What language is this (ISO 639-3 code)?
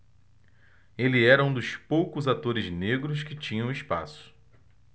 por